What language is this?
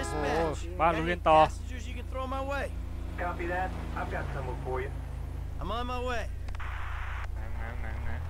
Thai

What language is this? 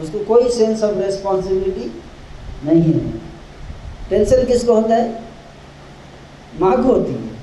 Hindi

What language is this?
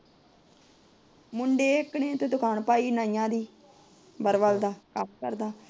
Punjabi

